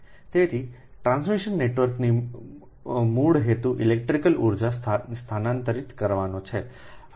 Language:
Gujarati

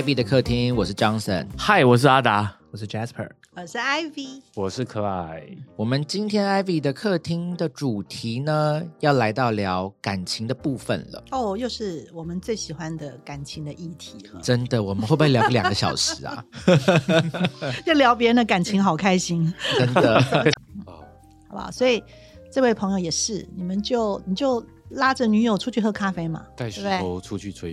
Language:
Chinese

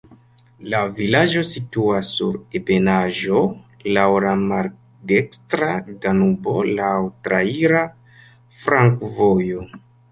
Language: Esperanto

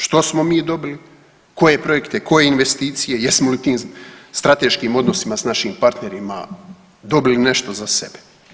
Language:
Croatian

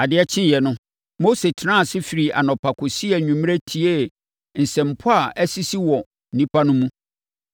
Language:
Akan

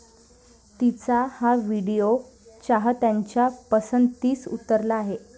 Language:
Marathi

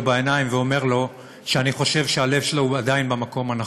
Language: Hebrew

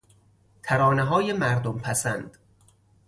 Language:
Persian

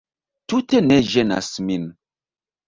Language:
Esperanto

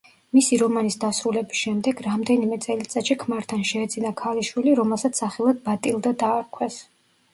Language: Georgian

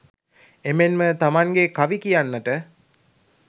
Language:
Sinhala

